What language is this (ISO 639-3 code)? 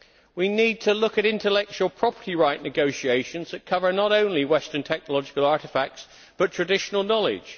eng